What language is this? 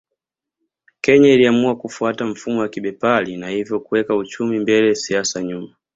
Swahili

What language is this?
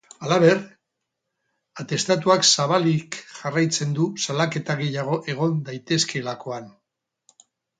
Basque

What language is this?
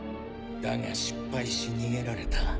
Japanese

